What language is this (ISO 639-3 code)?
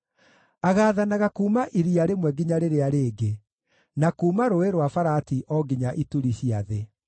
kik